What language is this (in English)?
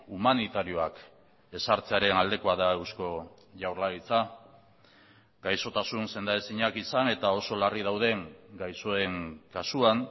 Basque